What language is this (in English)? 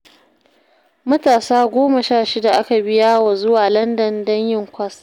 Hausa